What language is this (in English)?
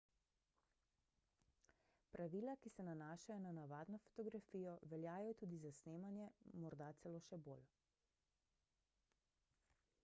Slovenian